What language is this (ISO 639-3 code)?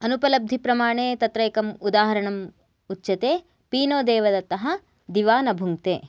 san